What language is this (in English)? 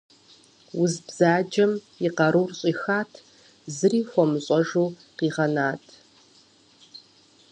Kabardian